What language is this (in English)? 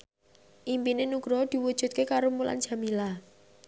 Javanese